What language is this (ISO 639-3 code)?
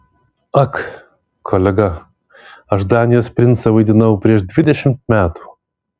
lit